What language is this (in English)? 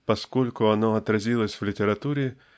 Russian